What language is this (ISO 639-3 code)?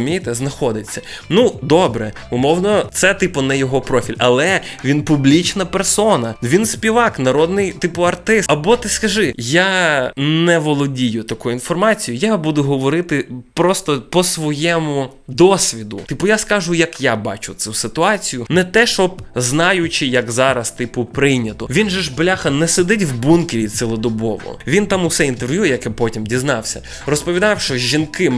ukr